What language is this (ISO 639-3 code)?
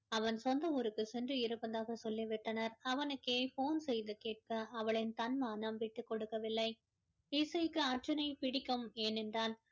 tam